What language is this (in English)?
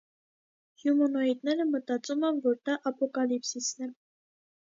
Armenian